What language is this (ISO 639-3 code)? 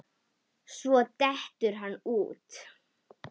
isl